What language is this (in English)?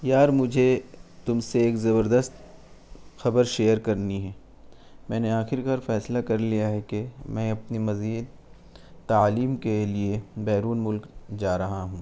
Urdu